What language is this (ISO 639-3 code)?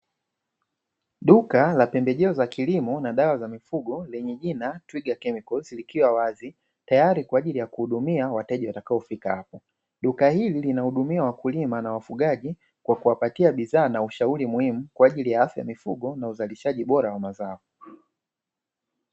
swa